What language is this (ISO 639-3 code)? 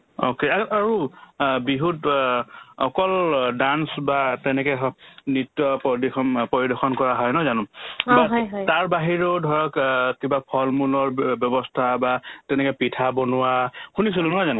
asm